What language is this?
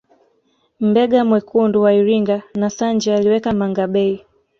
Swahili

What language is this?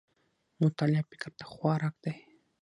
Pashto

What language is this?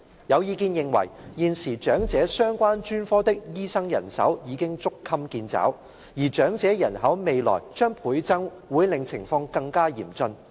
Cantonese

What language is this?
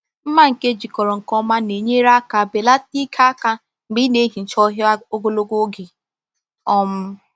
Igbo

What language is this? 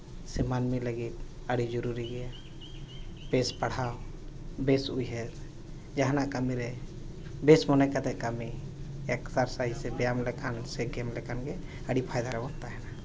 Santali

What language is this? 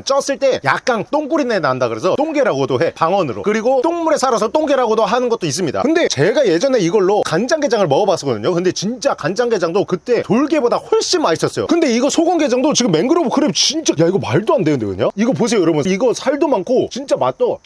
Korean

